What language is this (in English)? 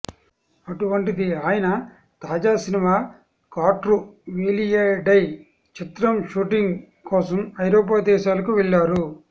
Telugu